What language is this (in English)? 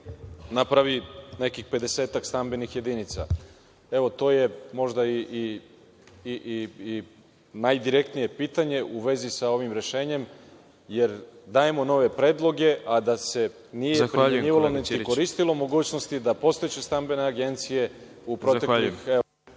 Serbian